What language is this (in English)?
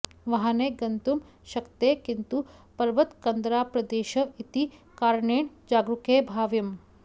Sanskrit